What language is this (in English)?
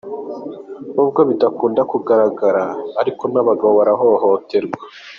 Kinyarwanda